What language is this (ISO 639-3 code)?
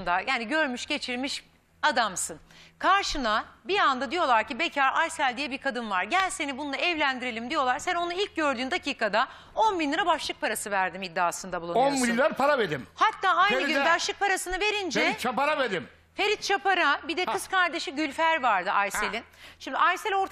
tur